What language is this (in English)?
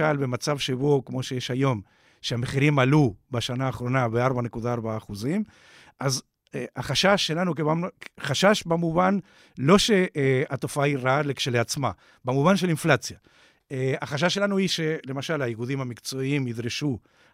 Hebrew